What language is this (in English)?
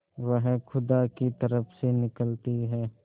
Hindi